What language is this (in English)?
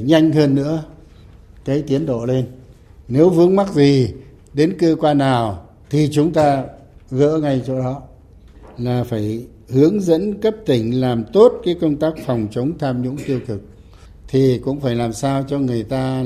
Vietnamese